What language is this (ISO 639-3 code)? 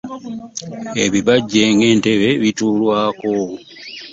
lug